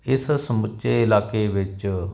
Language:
Punjabi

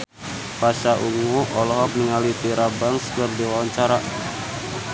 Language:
Sundanese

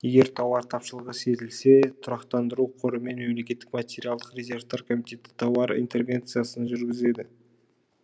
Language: Kazakh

